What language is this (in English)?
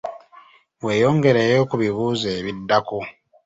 Ganda